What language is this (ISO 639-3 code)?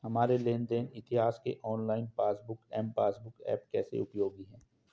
hin